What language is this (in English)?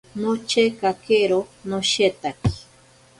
Ashéninka Perené